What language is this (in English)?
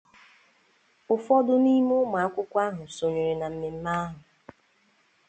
Igbo